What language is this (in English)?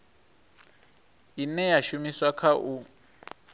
Venda